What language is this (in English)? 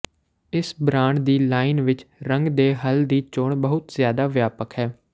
Punjabi